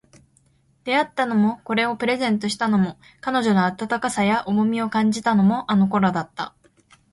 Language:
Japanese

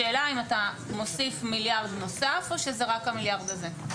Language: Hebrew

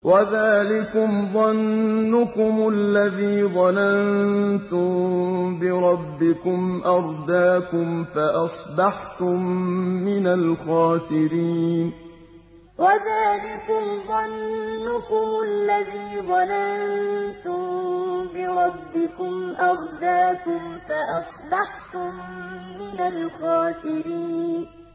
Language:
Arabic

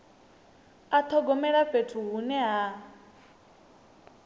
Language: Venda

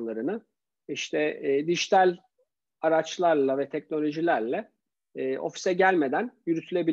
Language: Turkish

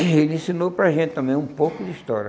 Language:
Portuguese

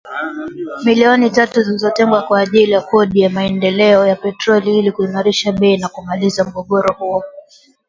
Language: Swahili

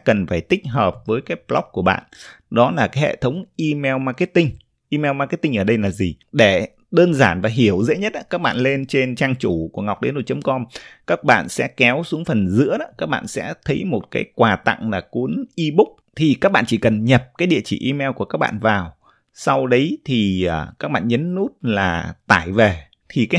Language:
Vietnamese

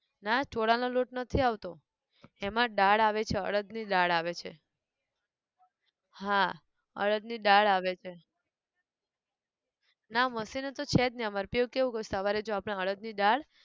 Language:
Gujarati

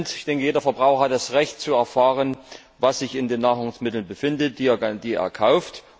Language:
German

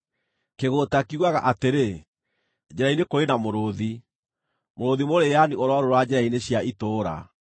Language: Kikuyu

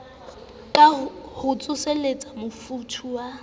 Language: Southern Sotho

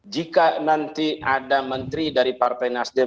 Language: Indonesian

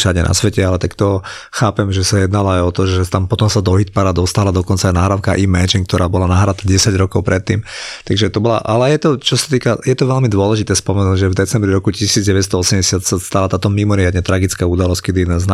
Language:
Slovak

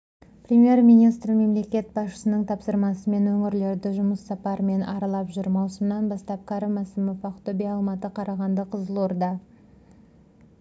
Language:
Kazakh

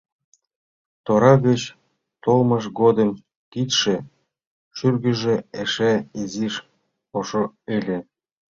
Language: Mari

